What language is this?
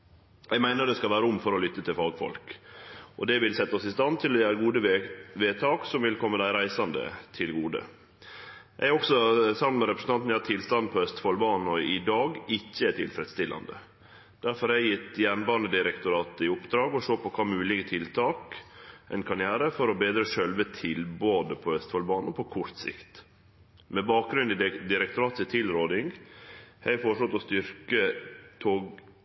Norwegian Nynorsk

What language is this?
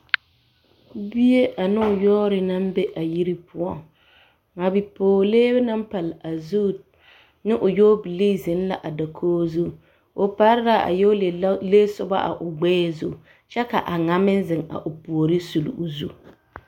Southern Dagaare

